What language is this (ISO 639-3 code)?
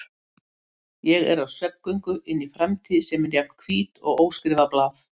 isl